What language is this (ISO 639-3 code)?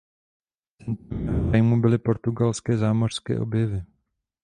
ces